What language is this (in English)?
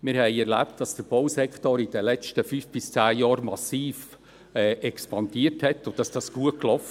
Swiss German